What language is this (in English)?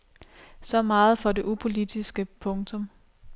Danish